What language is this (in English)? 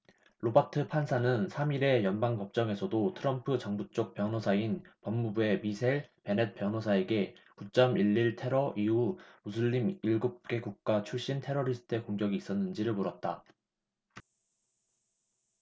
Korean